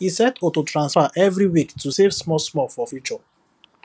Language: Nigerian Pidgin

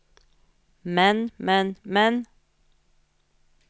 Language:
Norwegian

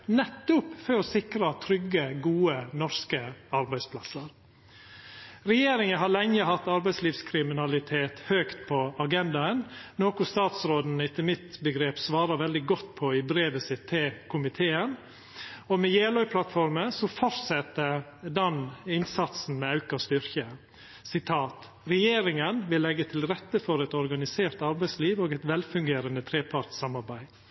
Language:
Norwegian Nynorsk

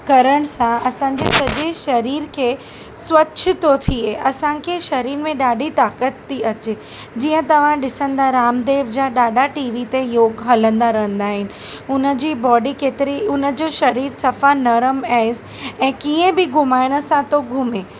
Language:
Sindhi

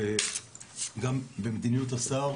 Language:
Hebrew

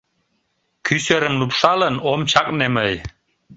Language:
Mari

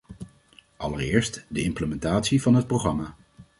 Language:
Dutch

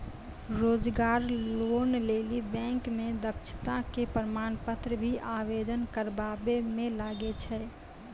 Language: Maithili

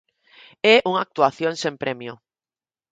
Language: Galician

